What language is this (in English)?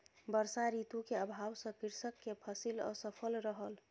Maithili